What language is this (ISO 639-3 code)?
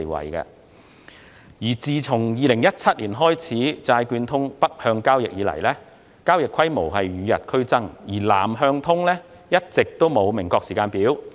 yue